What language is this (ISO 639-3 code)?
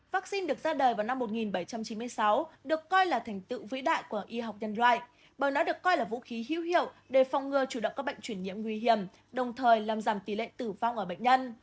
vie